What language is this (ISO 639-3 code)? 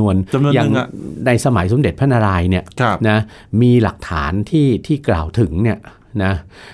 tha